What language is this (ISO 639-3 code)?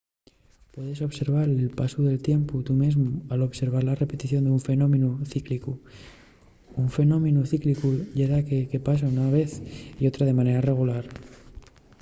ast